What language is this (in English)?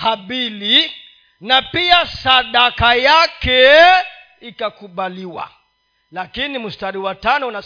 Swahili